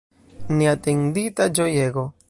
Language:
Esperanto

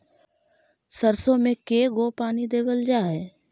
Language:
Magahi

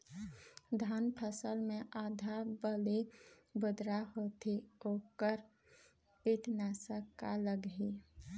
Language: Chhattisgarhi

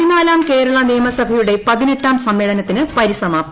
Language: Malayalam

